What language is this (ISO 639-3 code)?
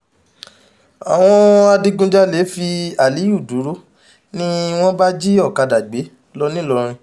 yor